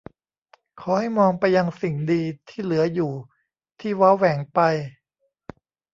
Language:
Thai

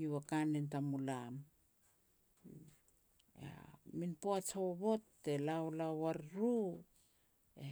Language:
Petats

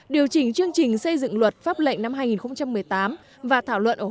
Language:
Vietnamese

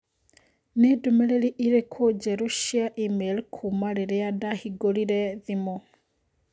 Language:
Kikuyu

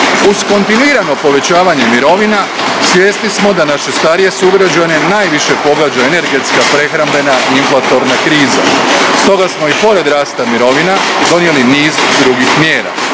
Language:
Croatian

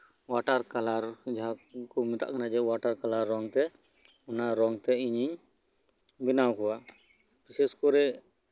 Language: Santali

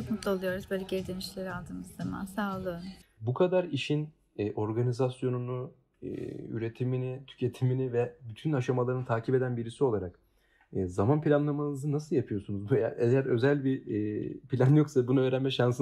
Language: Turkish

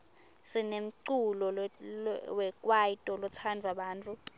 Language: Swati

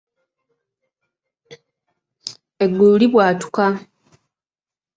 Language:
Ganda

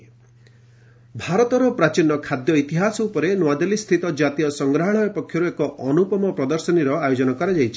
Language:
Odia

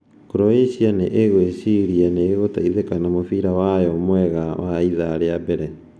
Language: Kikuyu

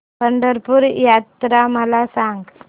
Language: Marathi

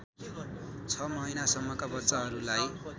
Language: Nepali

